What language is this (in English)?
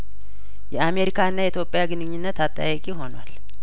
Amharic